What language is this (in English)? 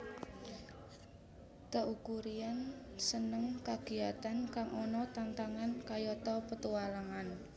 Javanese